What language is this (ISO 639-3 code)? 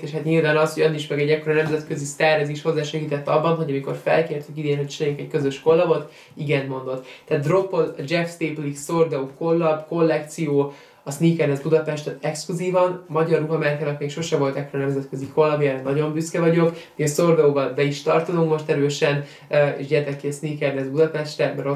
hun